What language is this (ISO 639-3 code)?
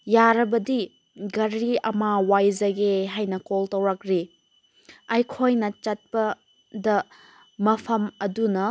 mni